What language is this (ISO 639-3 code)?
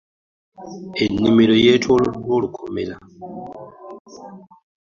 lug